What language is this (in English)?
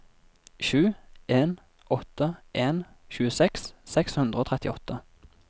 Norwegian